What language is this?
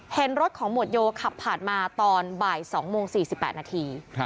Thai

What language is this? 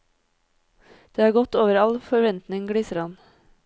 Norwegian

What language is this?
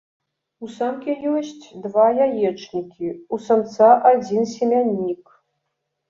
Belarusian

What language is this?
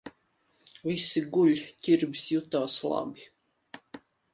Latvian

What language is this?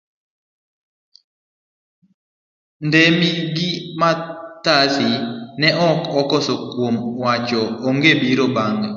Luo (Kenya and Tanzania)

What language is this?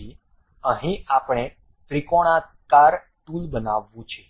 Gujarati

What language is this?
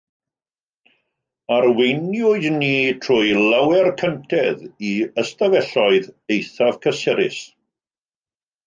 Welsh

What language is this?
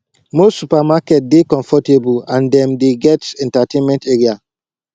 Nigerian Pidgin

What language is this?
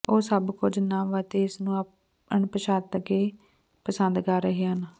Punjabi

